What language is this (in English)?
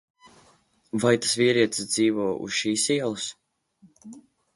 Latvian